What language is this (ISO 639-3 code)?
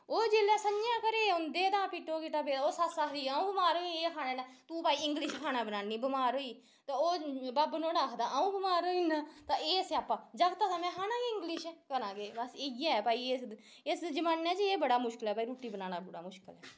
doi